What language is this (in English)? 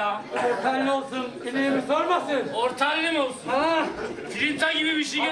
Turkish